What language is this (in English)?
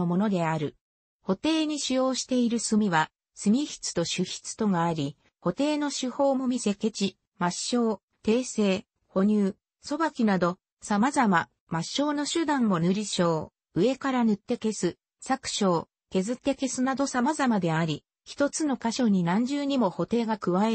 Japanese